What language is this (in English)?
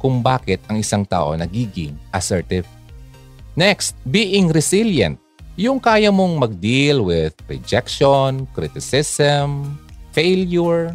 Filipino